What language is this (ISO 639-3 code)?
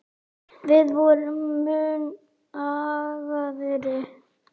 isl